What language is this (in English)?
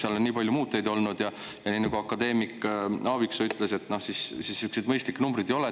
Estonian